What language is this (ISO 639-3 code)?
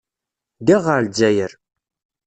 kab